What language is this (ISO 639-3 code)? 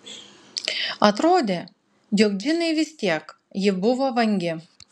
lit